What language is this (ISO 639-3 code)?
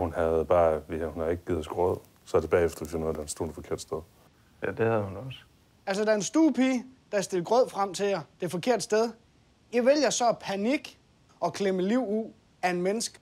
dan